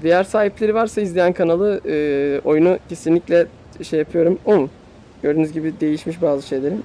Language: Turkish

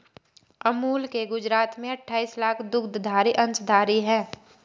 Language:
Hindi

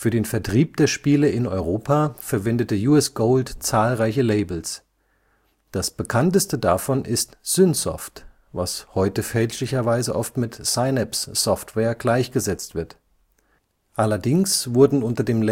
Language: German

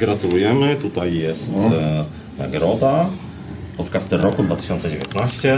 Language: Polish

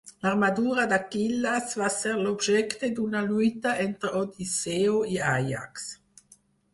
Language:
Catalan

